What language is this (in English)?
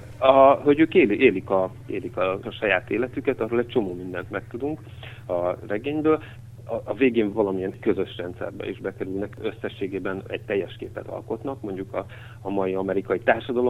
Hungarian